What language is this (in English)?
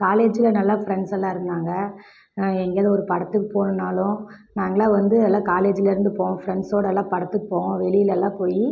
Tamil